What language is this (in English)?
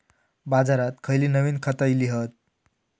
Marathi